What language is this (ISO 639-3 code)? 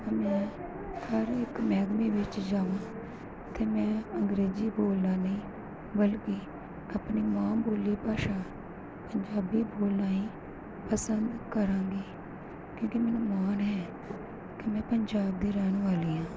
pan